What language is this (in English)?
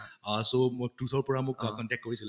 Assamese